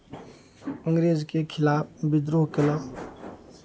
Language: Maithili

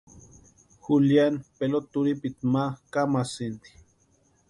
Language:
Western Highland Purepecha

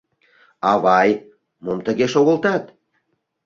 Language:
Mari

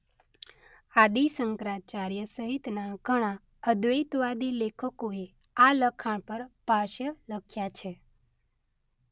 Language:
Gujarati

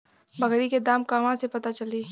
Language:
Bhojpuri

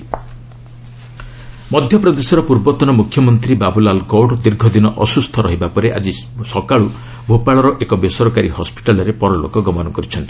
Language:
Odia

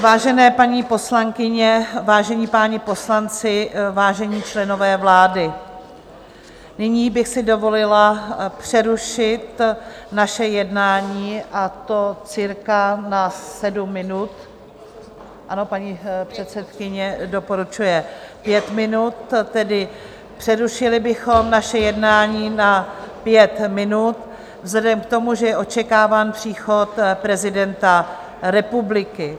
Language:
Czech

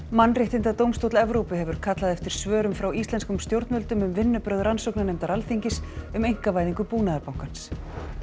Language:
Icelandic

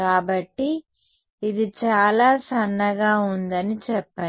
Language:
Telugu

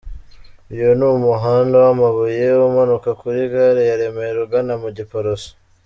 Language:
Kinyarwanda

